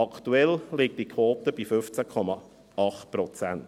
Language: Swiss German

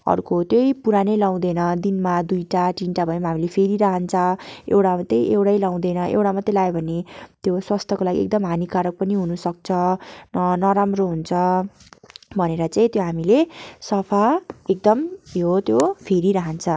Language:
Nepali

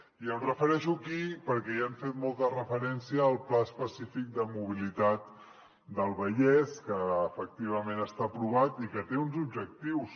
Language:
Catalan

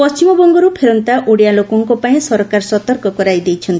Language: Odia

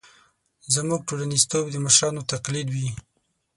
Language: Pashto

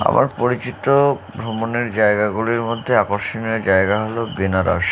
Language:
Bangla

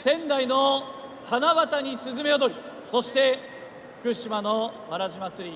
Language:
Japanese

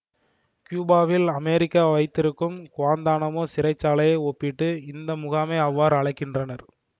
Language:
Tamil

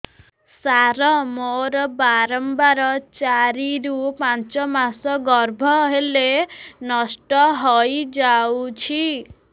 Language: Odia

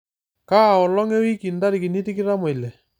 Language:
Masai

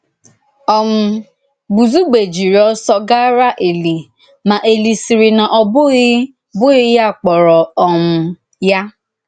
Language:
Igbo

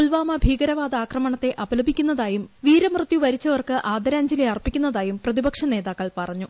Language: Malayalam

